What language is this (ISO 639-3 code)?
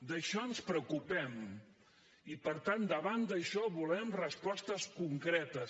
cat